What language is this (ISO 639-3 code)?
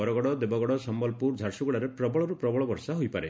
ori